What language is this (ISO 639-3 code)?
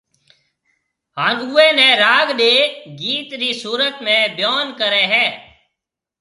mve